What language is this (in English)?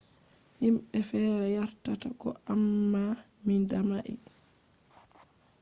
Fula